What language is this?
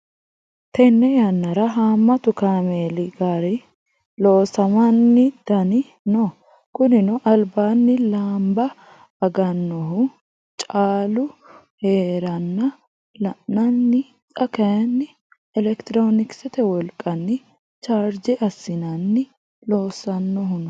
Sidamo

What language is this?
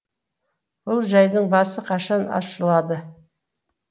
Kazakh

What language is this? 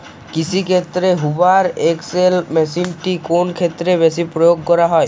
Bangla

